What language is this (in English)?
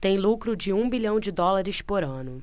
Portuguese